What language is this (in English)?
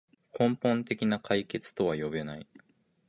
Japanese